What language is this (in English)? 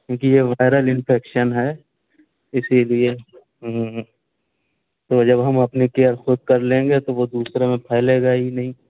Urdu